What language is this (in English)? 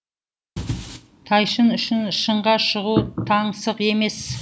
Kazakh